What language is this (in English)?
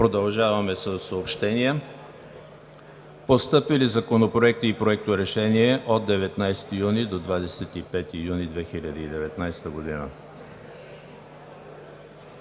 Bulgarian